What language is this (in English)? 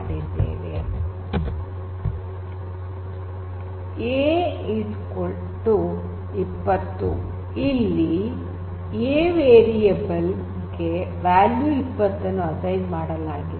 Kannada